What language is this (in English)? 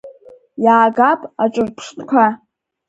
Abkhazian